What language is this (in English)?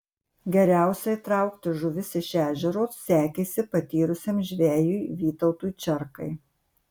Lithuanian